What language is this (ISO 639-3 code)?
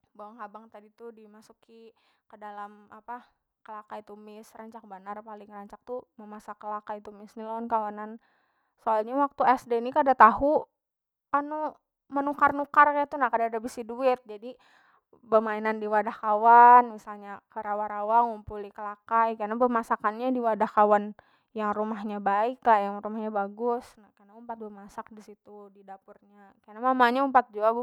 bjn